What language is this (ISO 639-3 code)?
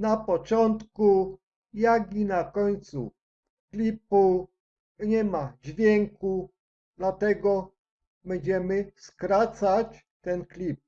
pol